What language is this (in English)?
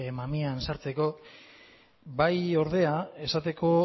Basque